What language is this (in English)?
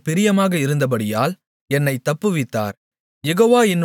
Tamil